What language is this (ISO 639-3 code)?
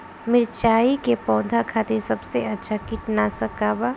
bho